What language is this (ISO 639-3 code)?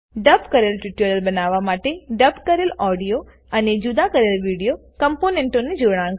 guj